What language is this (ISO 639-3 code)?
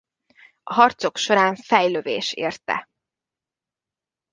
hun